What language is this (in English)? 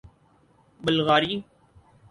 Urdu